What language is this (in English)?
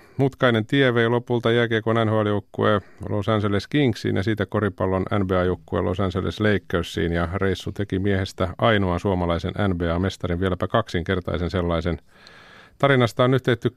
Finnish